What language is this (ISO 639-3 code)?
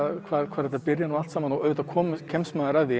isl